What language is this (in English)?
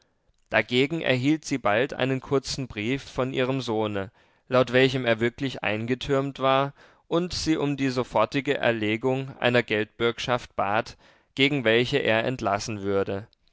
German